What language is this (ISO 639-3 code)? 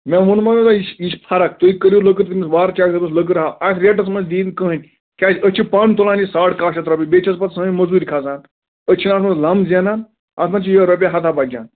kas